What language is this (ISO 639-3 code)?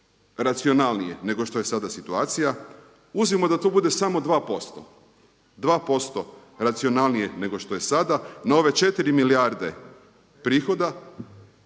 hrv